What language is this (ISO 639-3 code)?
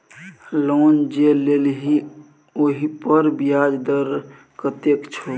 mai